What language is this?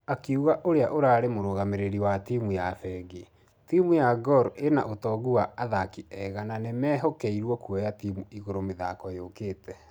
Kikuyu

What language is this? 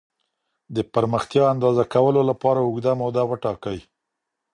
Pashto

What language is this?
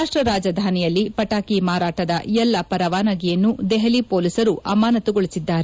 Kannada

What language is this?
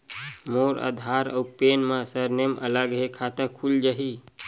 Chhattisgarhi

